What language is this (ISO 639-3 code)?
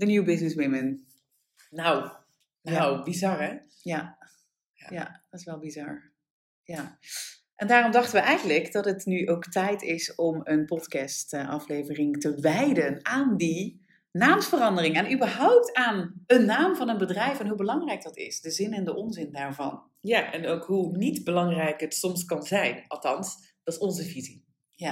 nld